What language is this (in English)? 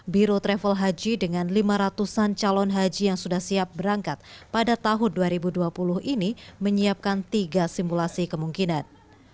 Indonesian